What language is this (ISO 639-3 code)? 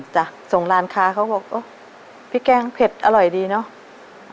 tha